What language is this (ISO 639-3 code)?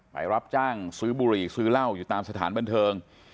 tha